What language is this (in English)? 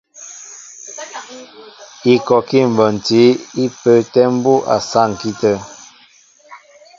Mbo (Cameroon)